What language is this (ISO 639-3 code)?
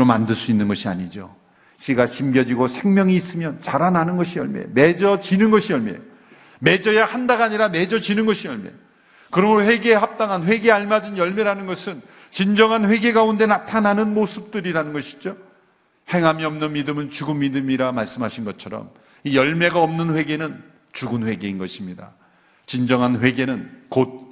kor